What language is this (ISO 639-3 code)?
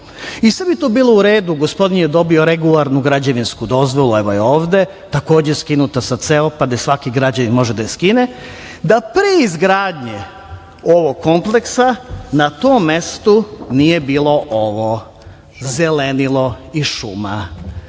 srp